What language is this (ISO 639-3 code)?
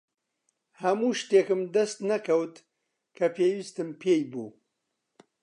ckb